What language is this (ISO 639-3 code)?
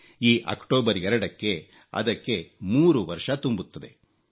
kan